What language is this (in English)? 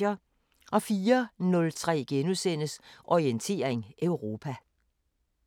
Danish